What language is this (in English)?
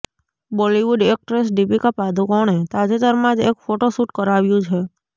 Gujarati